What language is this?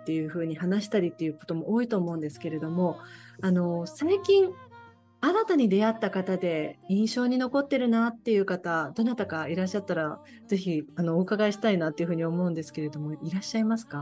Japanese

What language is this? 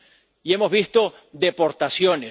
Spanish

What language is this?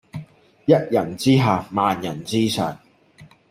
Cantonese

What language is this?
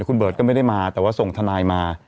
Thai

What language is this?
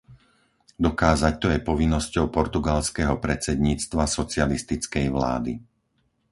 Slovak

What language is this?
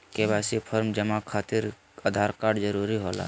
Magahi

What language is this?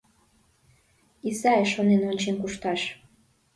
Mari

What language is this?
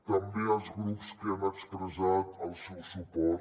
Catalan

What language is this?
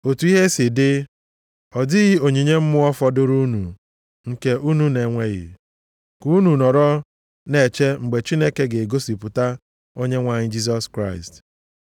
Igbo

